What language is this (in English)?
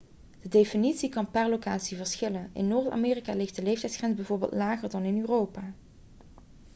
Dutch